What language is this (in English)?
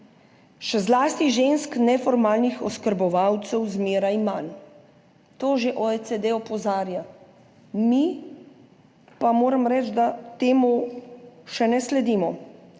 Slovenian